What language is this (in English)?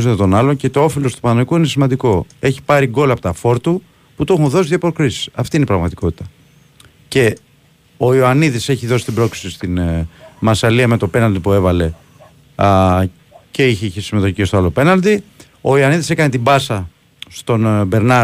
Greek